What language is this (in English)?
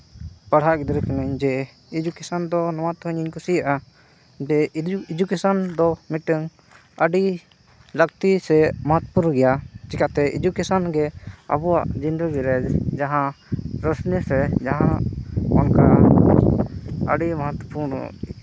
Santali